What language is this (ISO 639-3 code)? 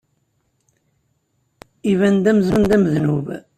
kab